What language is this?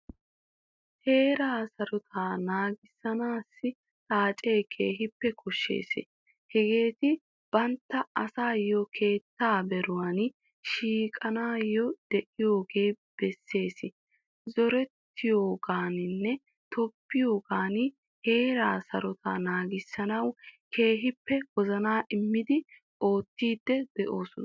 Wolaytta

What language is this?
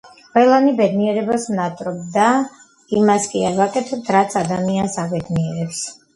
Georgian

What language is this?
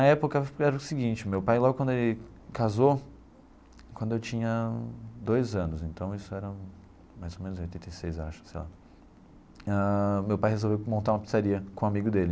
Portuguese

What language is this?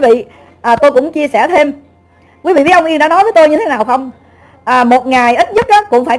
Vietnamese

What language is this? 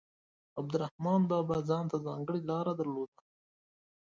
Pashto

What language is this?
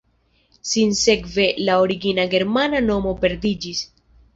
Esperanto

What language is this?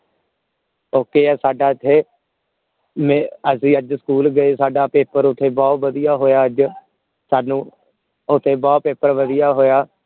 Punjabi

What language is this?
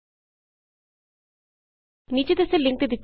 Punjabi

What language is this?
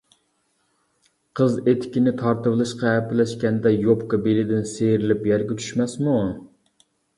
Uyghur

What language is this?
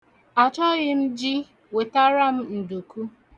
Igbo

